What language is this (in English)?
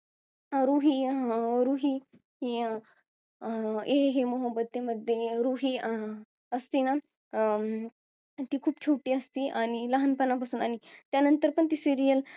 Marathi